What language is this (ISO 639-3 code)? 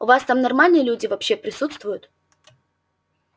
rus